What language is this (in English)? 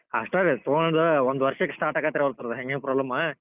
Kannada